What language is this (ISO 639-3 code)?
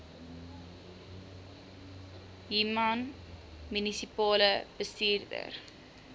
afr